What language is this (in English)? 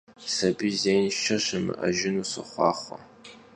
Kabardian